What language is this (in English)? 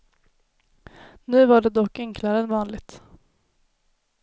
Swedish